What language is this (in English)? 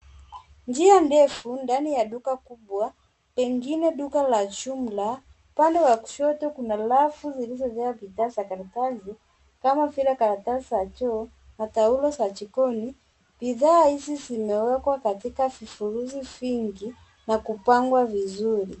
Swahili